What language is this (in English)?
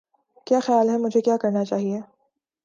Urdu